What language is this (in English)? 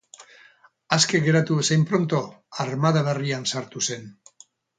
Basque